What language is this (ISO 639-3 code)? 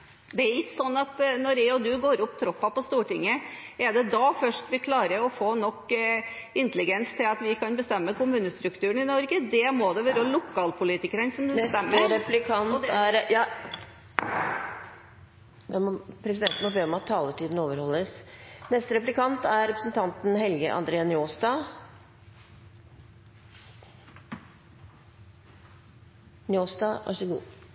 nor